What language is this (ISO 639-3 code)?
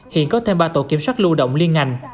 vie